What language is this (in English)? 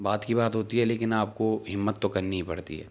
Urdu